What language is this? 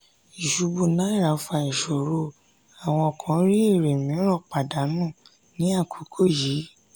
Yoruba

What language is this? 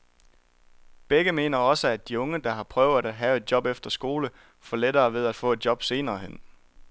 Danish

